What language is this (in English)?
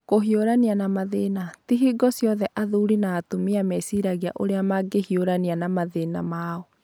Kikuyu